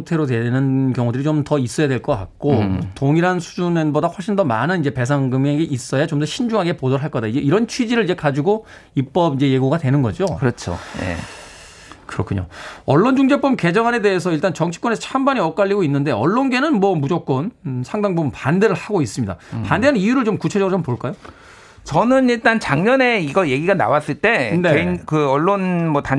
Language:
Korean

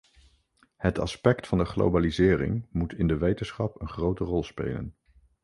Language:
Dutch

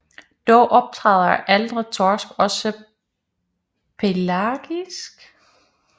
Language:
Danish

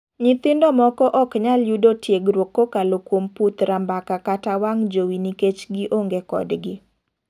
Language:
Luo (Kenya and Tanzania)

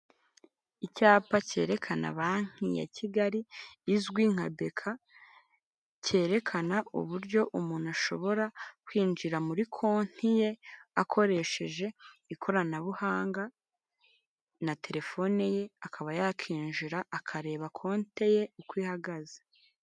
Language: Kinyarwanda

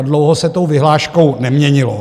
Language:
Czech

